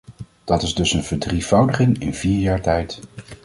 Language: Dutch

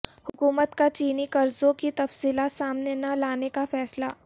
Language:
Urdu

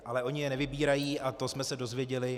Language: Czech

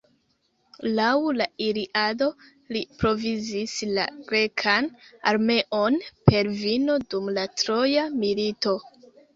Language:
Esperanto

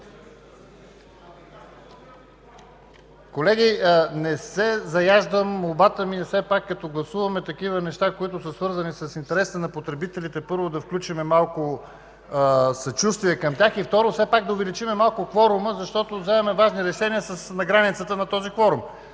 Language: Bulgarian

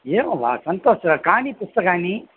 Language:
Sanskrit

